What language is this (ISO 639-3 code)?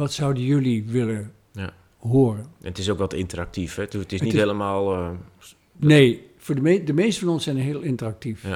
nld